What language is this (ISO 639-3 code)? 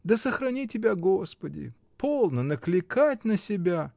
rus